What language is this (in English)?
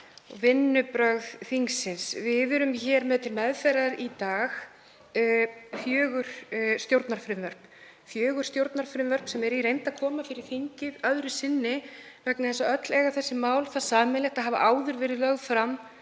Icelandic